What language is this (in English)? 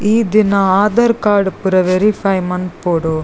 Tulu